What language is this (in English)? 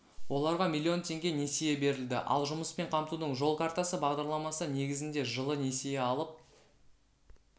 Kazakh